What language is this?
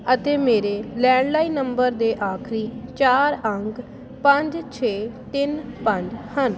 Punjabi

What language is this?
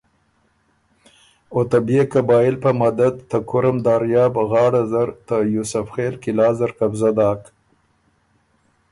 Ormuri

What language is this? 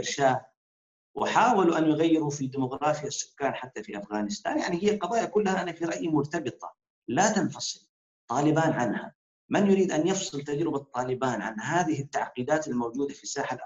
Arabic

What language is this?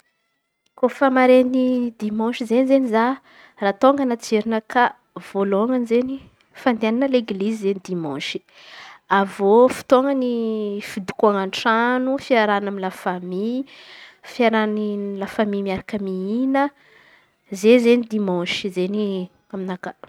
Antankarana Malagasy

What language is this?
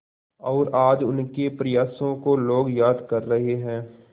Hindi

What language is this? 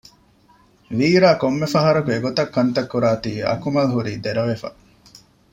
Divehi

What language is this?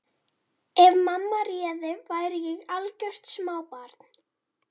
Icelandic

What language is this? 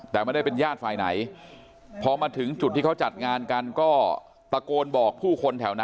Thai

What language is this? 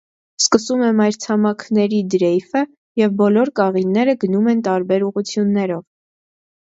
Armenian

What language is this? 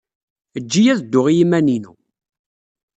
Kabyle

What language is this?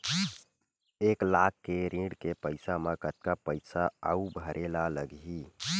Chhattisgarhi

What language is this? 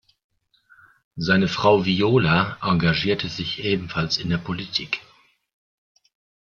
German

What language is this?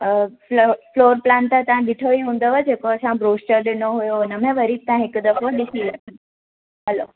Sindhi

